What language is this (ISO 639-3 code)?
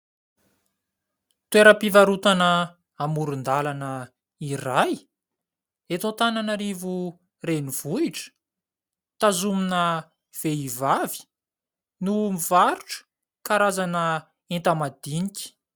mlg